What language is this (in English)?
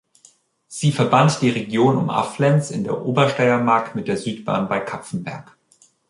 German